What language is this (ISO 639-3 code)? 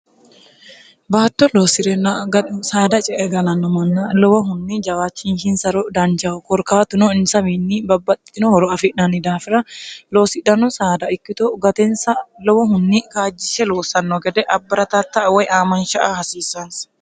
sid